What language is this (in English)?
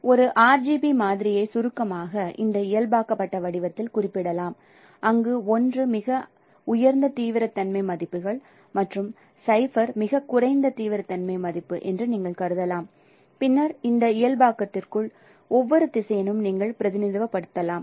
Tamil